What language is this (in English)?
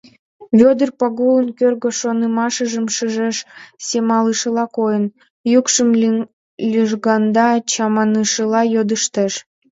Mari